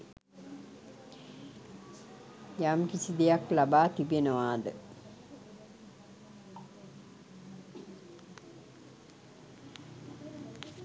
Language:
Sinhala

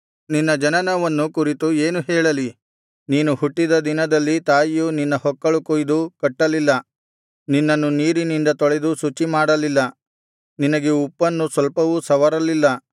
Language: Kannada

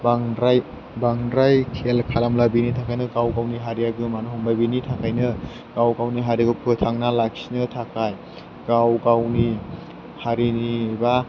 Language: Bodo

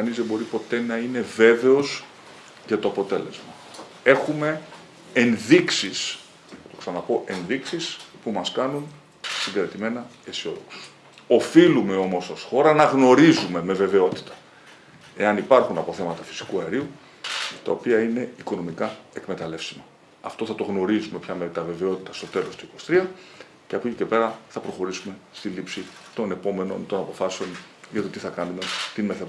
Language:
Greek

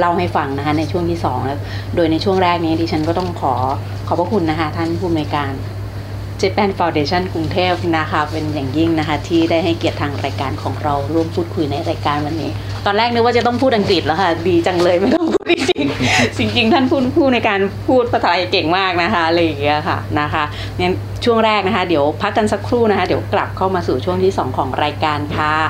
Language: Thai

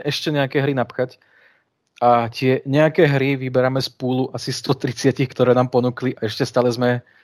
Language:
Slovak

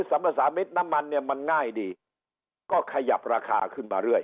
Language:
Thai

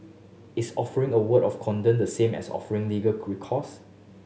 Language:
English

